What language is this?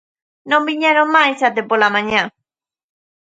Galician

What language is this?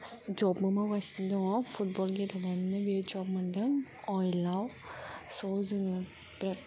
Bodo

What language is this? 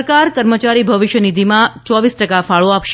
Gujarati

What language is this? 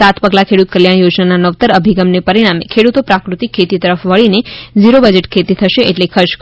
Gujarati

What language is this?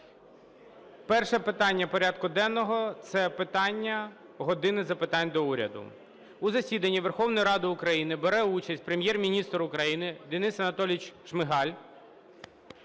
Ukrainian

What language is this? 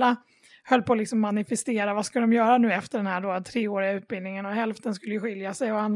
Swedish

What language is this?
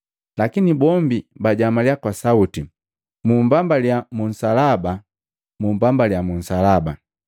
Matengo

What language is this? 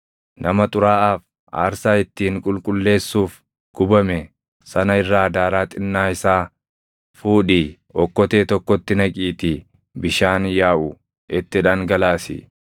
Oromo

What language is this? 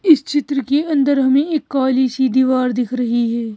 Hindi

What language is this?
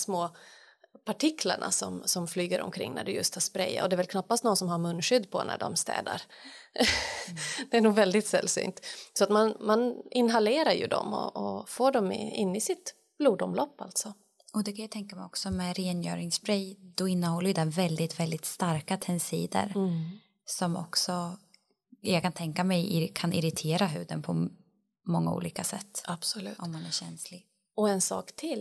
Swedish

